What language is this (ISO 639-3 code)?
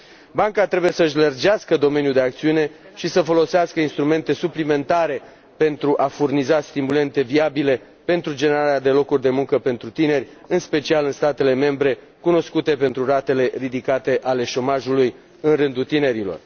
ron